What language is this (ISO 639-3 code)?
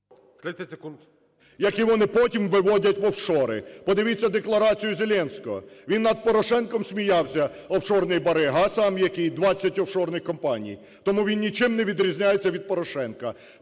ukr